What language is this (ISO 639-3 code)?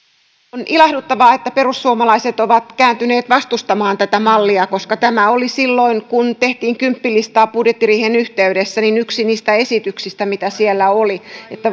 fin